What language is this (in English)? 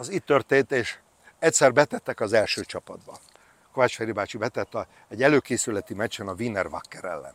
Hungarian